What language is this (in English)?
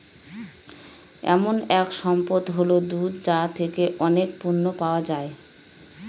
Bangla